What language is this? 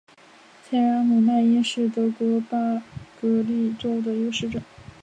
Chinese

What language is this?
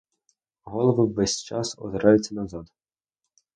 Ukrainian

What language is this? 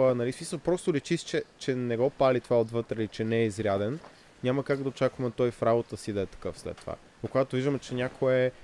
Bulgarian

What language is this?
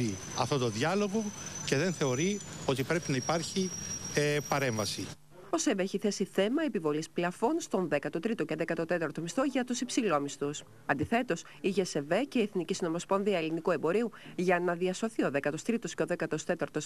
Greek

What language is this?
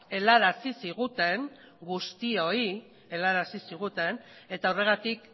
Basque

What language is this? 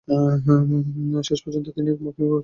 Bangla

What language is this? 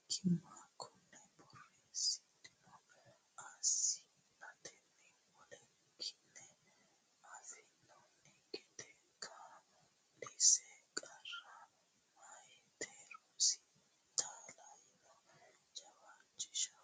Sidamo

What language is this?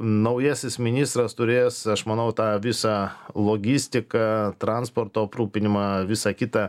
Lithuanian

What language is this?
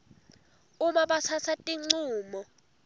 Swati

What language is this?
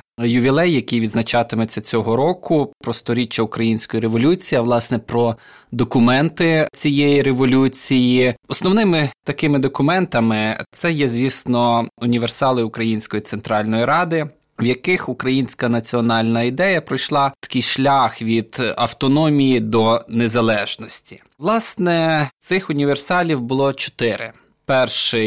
Ukrainian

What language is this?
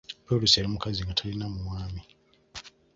Ganda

